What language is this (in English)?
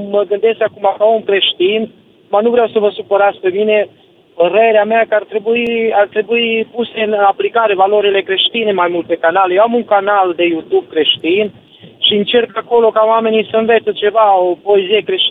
Romanian